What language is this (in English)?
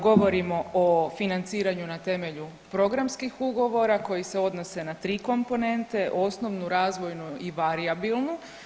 Croatian